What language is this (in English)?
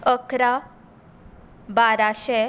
Konkani